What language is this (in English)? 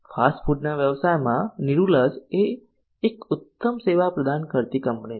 Gujarati